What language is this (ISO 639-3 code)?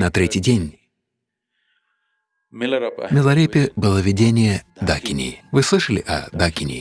rus